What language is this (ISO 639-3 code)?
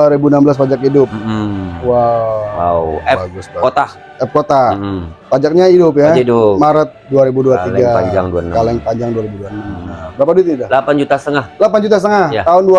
ind